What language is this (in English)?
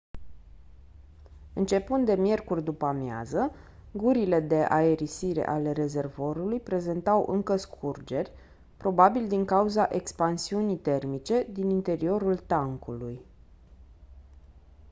Romanian